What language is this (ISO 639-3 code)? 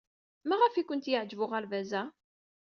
kab